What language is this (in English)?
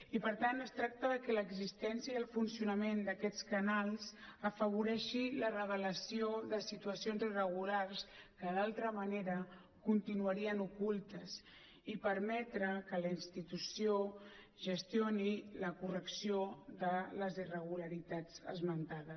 Catalan